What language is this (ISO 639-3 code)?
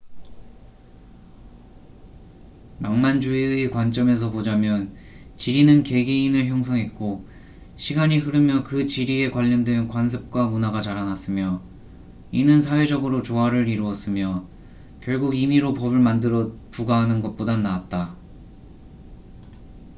kor